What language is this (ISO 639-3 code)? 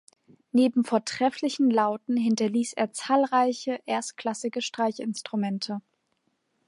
deu